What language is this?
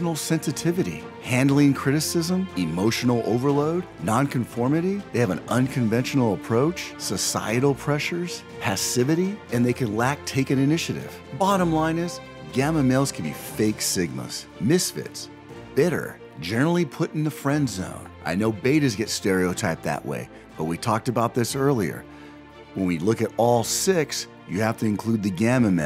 English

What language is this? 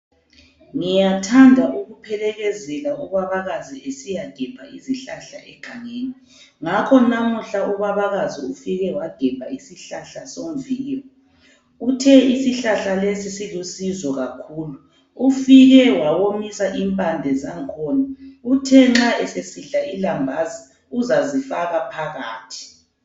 North Ndebele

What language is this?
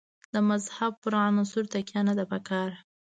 Pashto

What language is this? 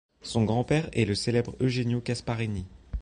French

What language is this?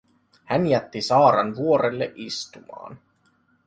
Finnish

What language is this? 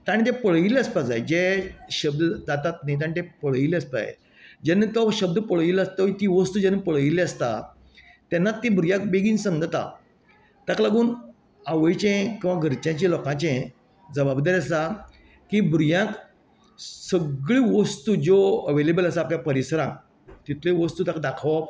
Konkani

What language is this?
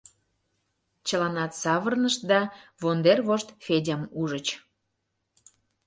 Mari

